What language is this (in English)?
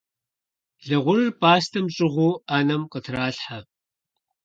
Kabardian